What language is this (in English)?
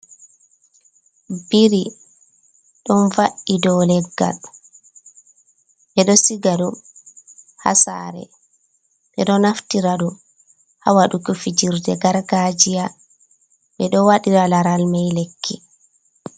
Fula